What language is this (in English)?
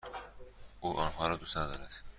Persian